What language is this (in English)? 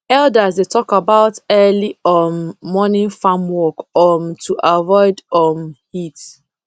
Nigerian Pidgin